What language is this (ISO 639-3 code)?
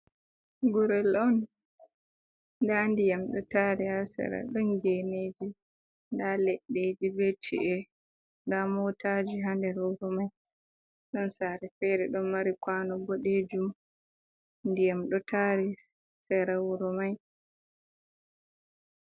ful